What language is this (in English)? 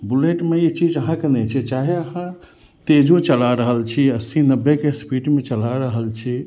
Maithili